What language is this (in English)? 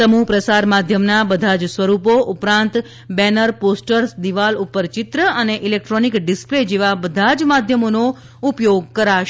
Gujarati